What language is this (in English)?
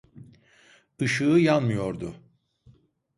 Turkish